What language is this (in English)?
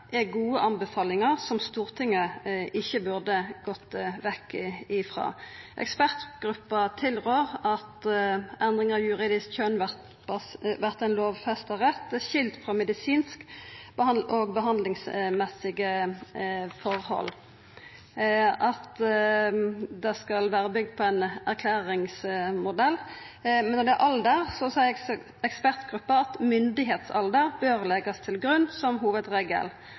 Norwegian Nynorsk